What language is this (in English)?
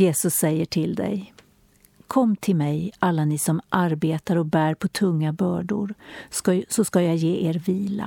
Swedish